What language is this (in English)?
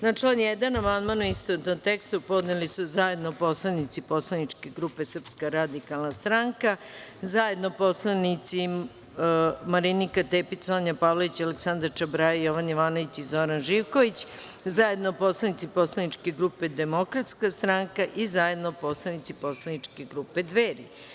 Serbian